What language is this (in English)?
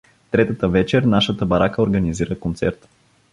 Bulgarian